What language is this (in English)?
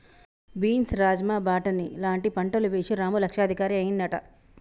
Telugu